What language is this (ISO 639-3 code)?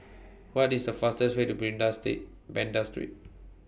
eng